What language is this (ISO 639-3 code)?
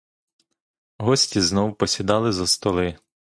ukr